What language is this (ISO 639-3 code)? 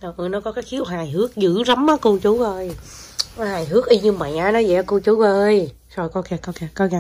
vie